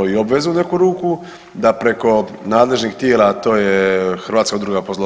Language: Croatian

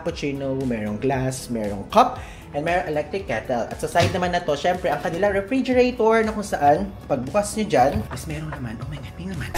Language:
Filipino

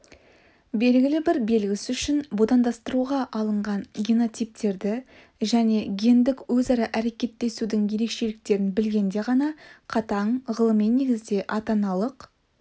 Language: Kazakh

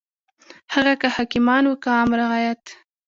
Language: Pashto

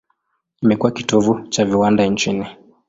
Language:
Swahili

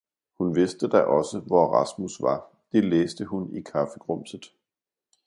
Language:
Danish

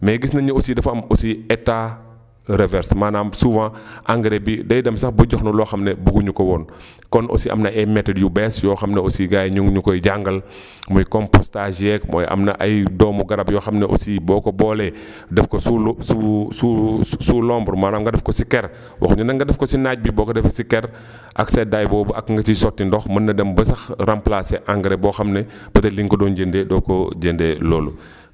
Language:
Wolof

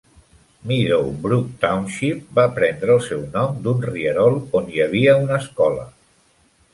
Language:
Catalan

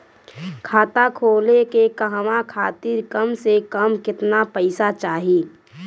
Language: Bhojpuri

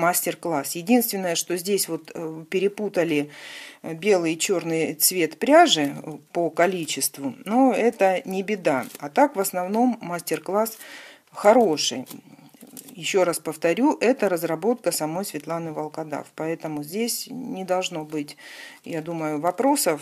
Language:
Russian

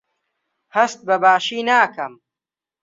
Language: Central Kurdish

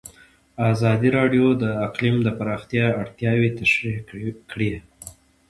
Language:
Pashto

